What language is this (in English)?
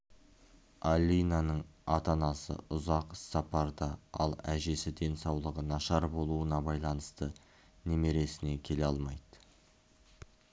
Kazakh